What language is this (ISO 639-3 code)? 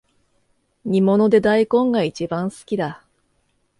jpn